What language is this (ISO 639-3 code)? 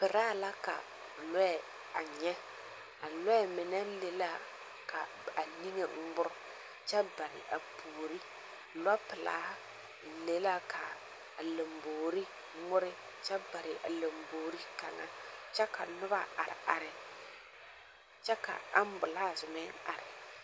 dga